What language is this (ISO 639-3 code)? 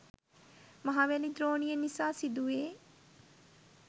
sin